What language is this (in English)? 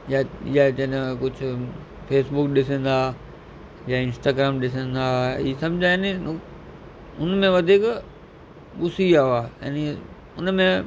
Sindhi